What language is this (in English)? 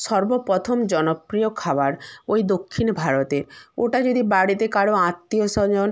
Bangla